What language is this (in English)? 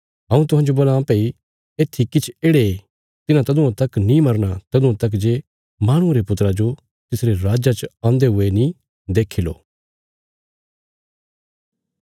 Bilaspuri